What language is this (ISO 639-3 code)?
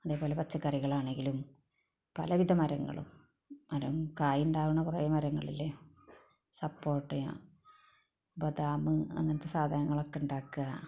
mal